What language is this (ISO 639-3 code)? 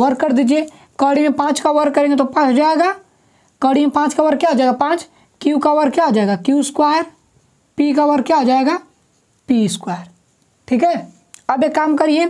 hin